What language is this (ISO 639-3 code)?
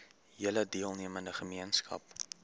afr